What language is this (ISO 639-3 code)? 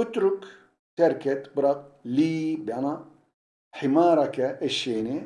tur